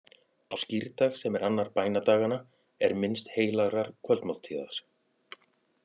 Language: Icelandic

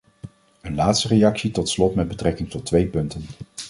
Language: Dutch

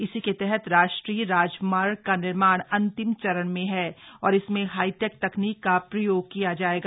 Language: Hindi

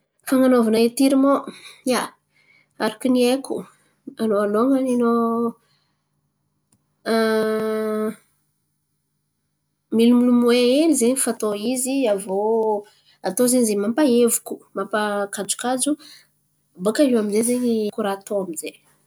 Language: Antankarana Malagasy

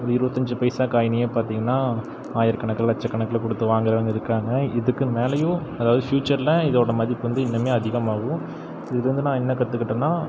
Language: Tamil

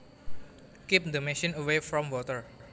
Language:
Javanese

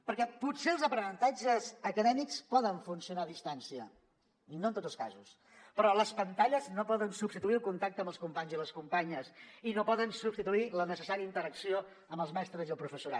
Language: Catalan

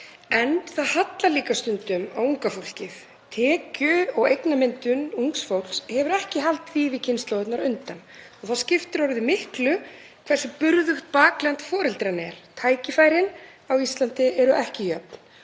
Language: Icelandic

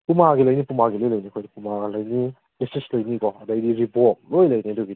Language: Manipuri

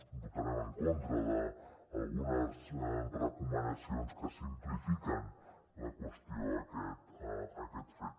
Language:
Catalan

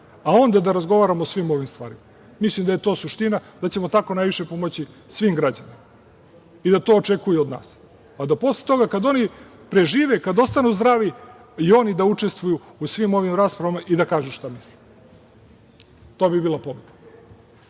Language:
Serbian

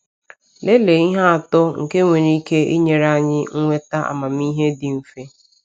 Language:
Igbo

